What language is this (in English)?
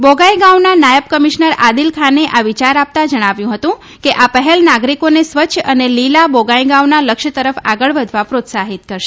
Gujarati